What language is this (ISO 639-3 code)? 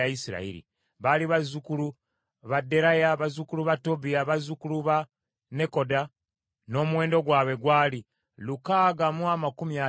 lug